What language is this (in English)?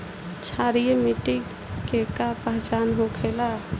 Bhojpuri